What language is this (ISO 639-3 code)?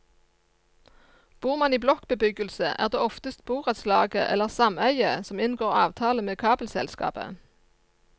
nor